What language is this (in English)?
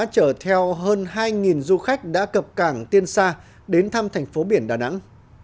Vietnamese